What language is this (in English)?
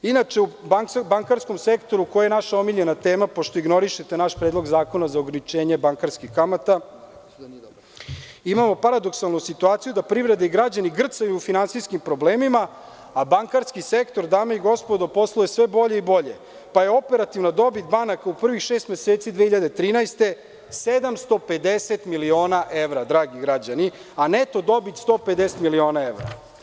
Serbian